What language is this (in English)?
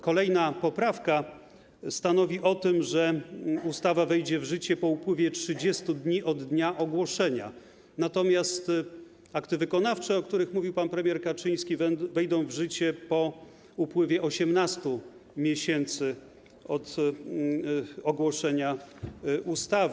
Polish